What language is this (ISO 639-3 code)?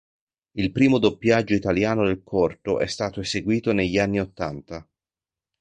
ita